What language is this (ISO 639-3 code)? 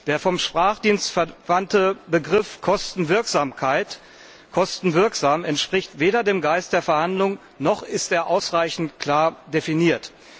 deu